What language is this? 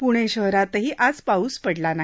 Marathi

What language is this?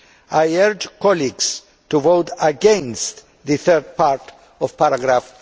English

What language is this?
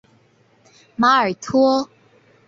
Chinese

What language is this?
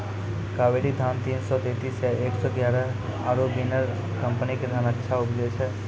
Maithili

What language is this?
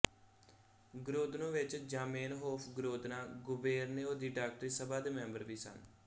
Punjabi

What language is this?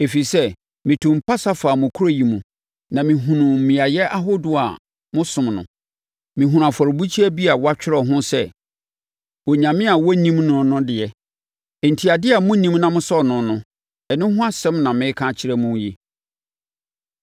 Akan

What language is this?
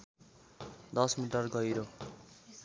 Nepali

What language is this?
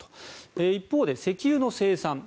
Japanese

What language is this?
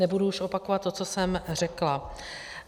Czech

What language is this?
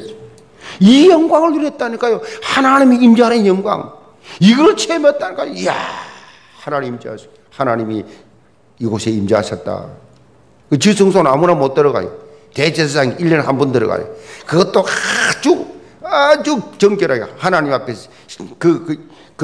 Korean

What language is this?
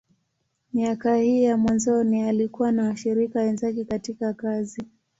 Swahili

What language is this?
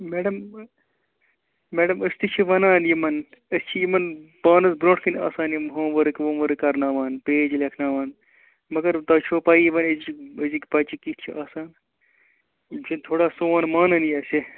Kashmiri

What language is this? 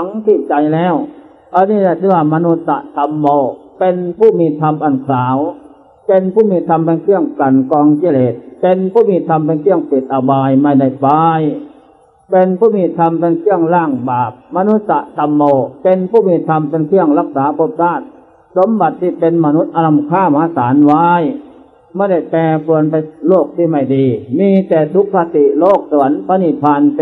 Thai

